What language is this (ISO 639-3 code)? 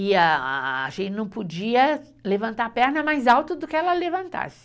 por